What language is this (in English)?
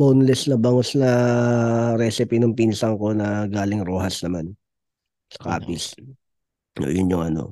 Filipino